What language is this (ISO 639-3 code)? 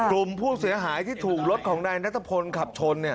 tha